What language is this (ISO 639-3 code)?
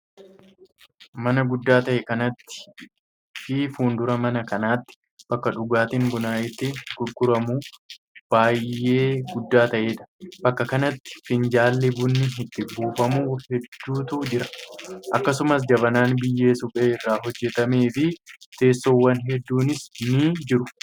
orm